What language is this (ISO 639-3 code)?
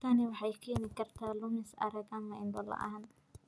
som